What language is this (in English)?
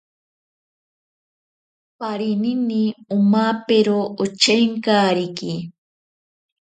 Ashéninka Perené